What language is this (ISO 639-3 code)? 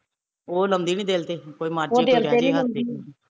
pan